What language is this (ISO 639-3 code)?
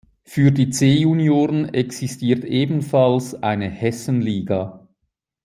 deu